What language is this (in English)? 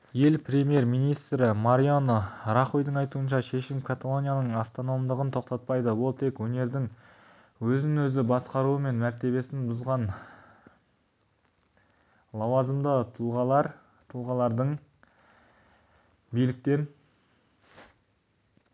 Kazakh